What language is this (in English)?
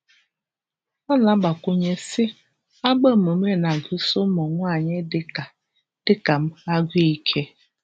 Igbo